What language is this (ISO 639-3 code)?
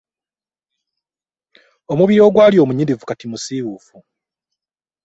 lug